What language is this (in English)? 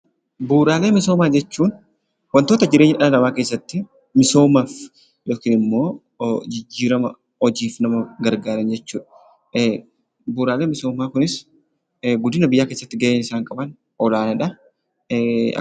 Oromo